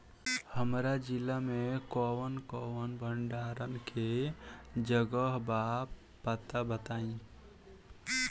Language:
Bhojpuri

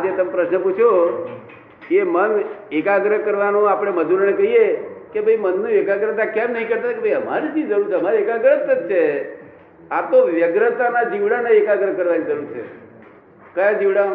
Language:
Gujarati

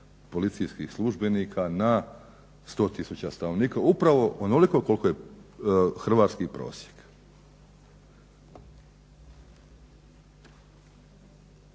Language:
Croatian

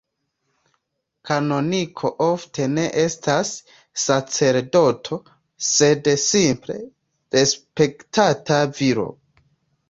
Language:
Esperanto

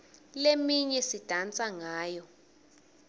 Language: Swati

